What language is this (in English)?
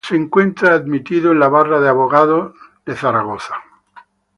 Spanish